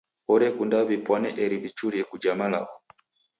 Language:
Taita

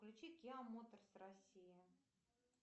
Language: Russian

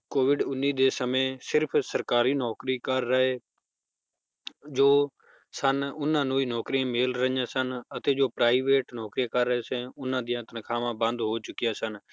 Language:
Punjabi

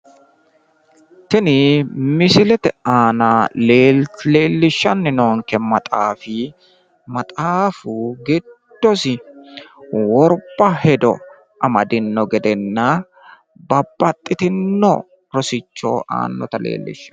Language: Sidamo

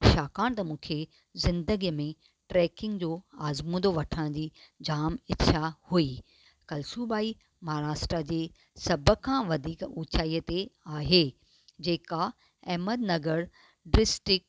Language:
Sindhi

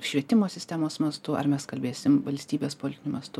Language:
Lithuanian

